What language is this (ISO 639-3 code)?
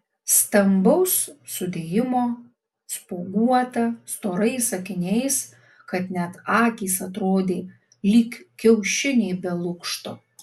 lit